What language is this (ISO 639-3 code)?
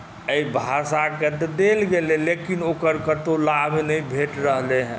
mai